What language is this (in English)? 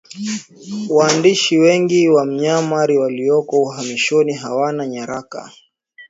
Swahili